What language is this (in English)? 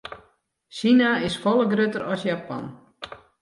Western Frisian